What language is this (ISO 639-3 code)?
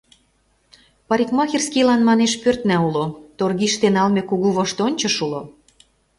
chm